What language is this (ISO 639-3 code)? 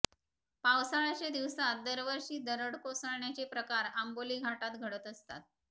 mar